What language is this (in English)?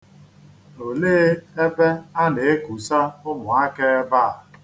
Igbo